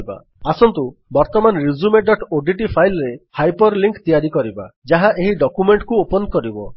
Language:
Odia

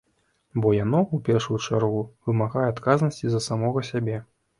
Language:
Belarusian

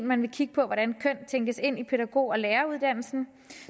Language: Danish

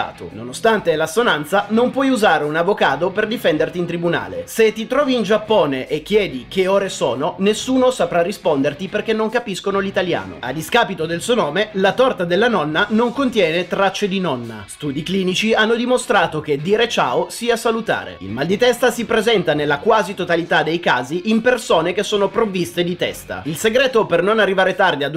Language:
Italian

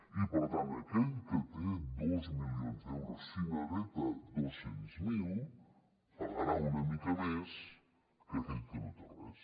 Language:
Catalan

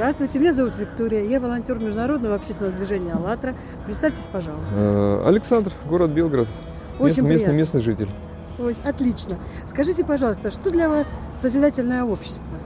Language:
Russian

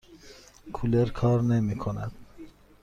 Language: Persian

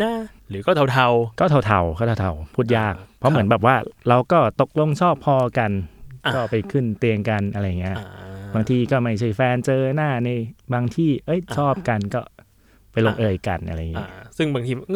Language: Thai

